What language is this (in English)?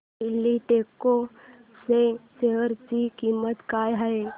Marathi